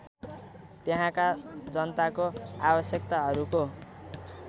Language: Nepali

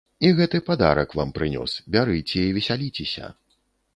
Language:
Belarusian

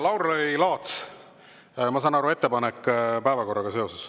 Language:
Estonian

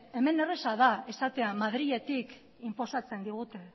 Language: Basque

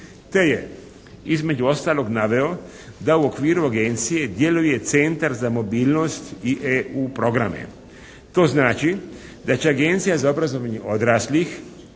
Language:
Croatian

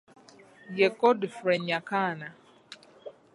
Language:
Ganda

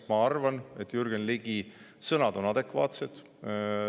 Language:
Estonian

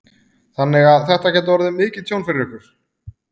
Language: Icelandic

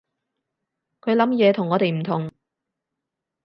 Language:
Cantonese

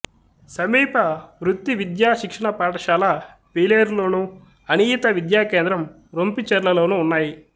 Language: Telugu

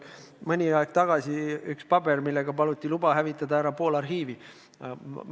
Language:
Estonian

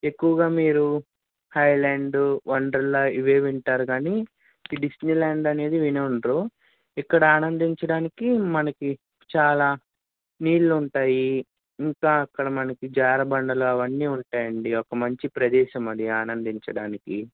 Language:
Telugu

